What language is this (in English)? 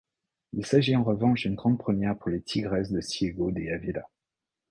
French